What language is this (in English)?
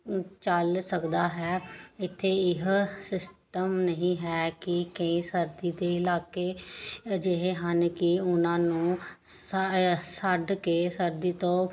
Punjabi